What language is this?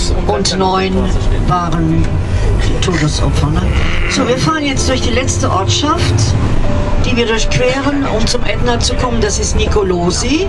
German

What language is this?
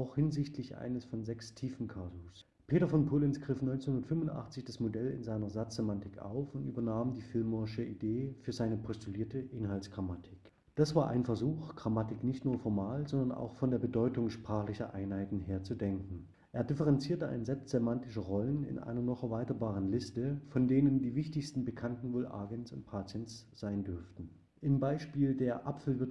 German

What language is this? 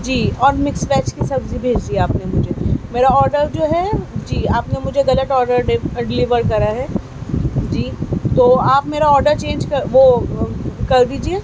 Urdu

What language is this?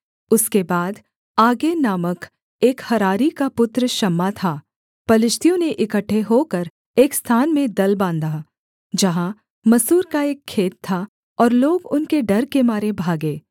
Hindi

